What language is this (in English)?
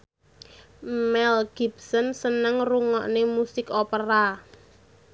Javanese